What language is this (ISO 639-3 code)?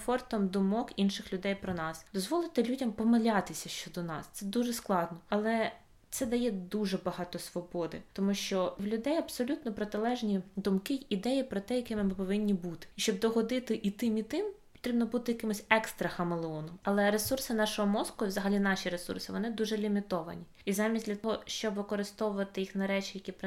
ukr